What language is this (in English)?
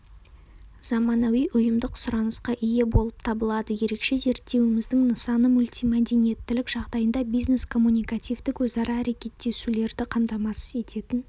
Kazakh